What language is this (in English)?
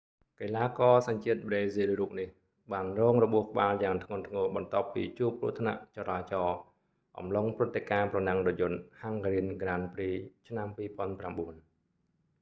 Khmer